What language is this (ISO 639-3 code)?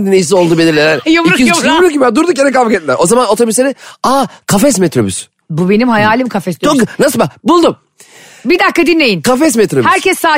tur